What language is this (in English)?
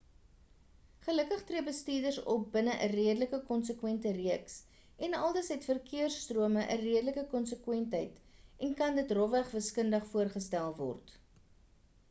Afrikaans